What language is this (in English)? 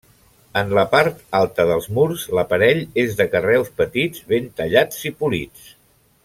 Catalan